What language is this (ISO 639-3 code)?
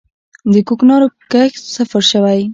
pus